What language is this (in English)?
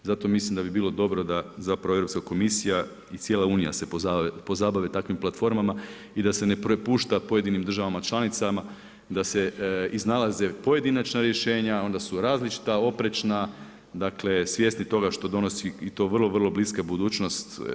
Croatian